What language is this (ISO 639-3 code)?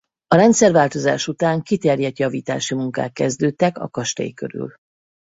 hun